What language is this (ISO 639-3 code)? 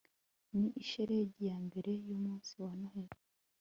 kin